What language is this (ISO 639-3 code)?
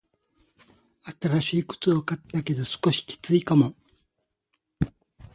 jpn